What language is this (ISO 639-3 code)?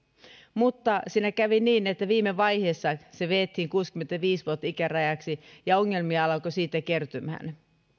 fin